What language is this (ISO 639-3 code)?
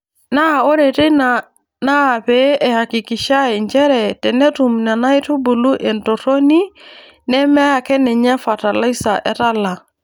mas